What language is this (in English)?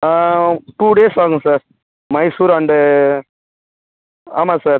Tamil